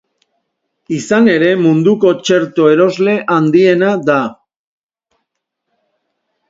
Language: Basque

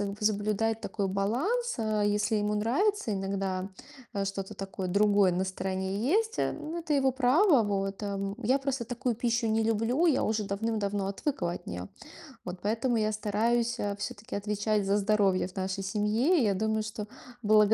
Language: Russian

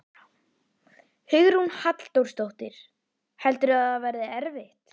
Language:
Icelandic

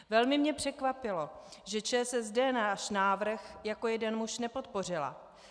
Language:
Czech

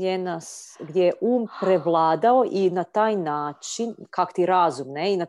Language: Croatian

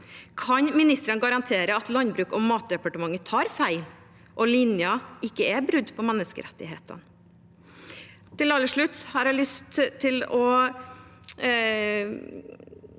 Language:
Norwegian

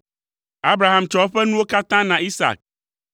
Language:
Ewe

